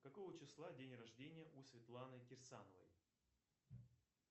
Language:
Russian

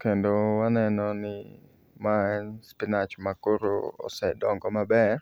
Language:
Luo (Kenya and Tanzania)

